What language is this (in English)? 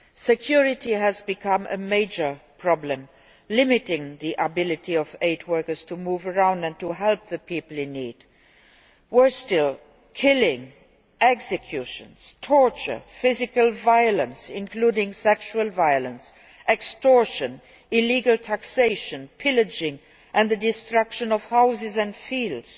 English